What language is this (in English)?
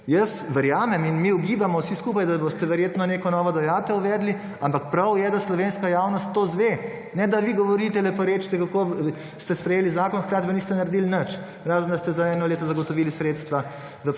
Slovenian